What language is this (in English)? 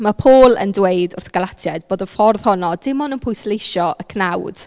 Welsh